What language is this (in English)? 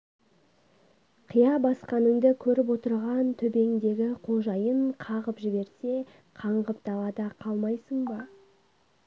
Kazakh